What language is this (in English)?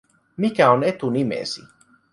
Finnish